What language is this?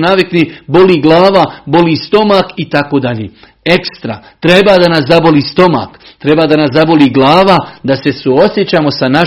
Croatian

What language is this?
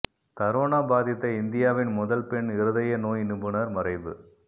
Tamil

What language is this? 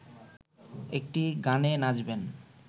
Bangla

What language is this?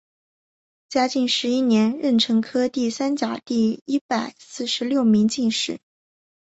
Chinese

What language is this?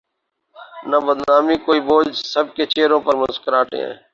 Urdu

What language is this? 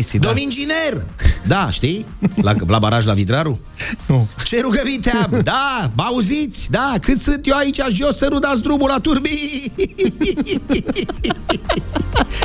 Romanian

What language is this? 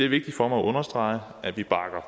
Danish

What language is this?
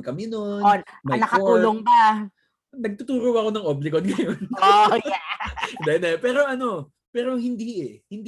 Filipino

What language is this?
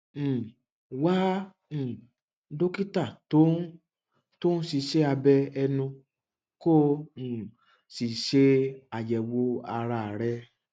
Yoruba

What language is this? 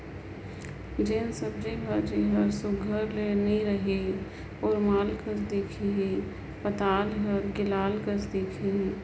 Chhattisgarhi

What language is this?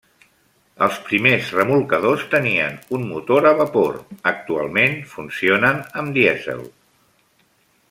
Catalan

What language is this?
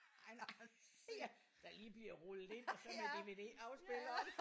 Danish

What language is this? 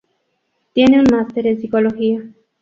Spanish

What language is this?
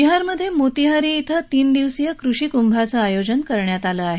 Marathi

